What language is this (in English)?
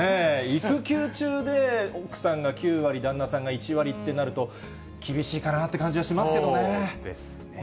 Japanese